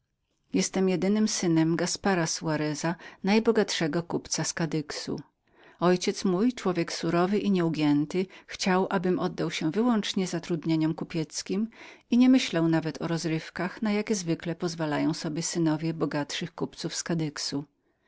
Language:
Polish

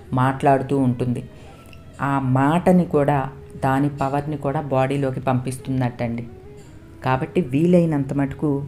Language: Telugu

